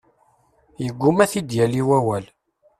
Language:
Kabyle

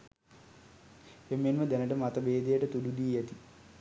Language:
Sinhala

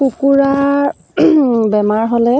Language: Assamese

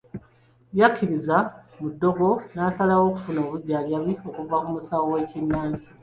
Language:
Ganda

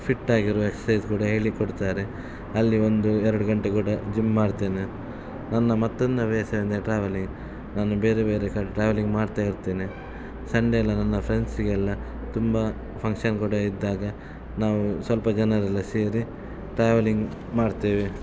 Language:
Kannada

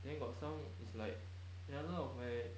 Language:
English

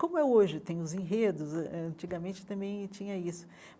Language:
Portuguese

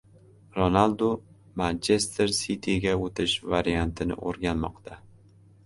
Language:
Uzbek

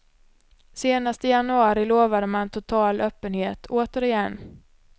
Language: Swedish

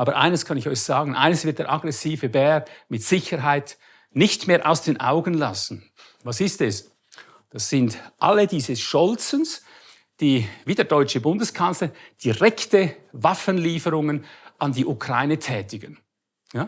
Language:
German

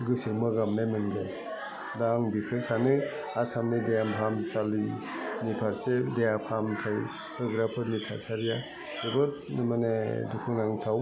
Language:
Bodo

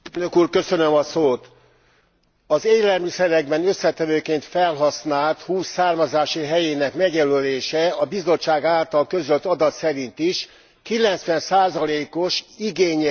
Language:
Hungarian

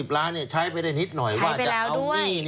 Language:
Thai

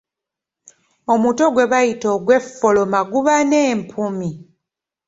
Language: Ganda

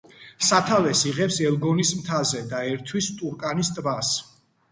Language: Georgian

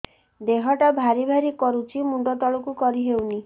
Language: Odia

